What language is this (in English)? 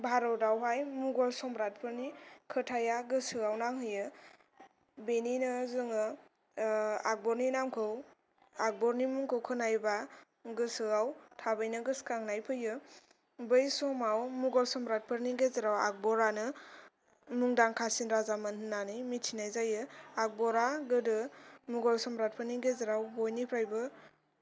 Bodo